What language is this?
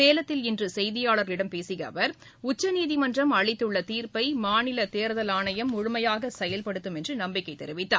Tamil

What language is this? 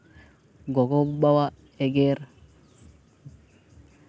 Santali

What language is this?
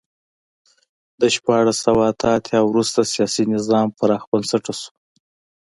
Pashto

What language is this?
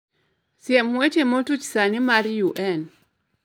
Luo (Kenya and Tanzania)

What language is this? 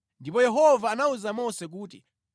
Nyanja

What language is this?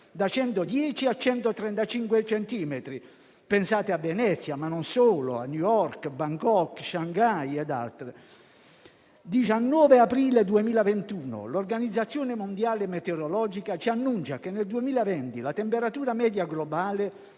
Italian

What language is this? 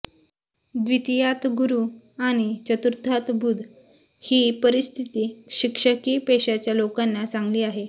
Marathi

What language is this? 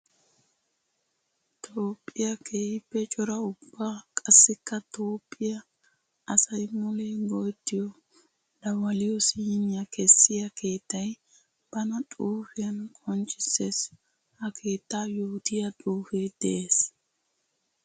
Wolaytta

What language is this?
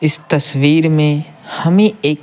Hindi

